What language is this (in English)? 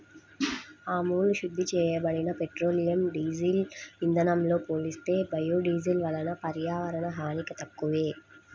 Telugu